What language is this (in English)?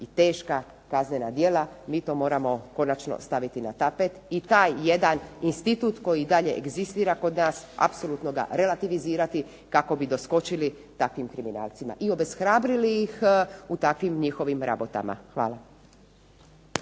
Croatian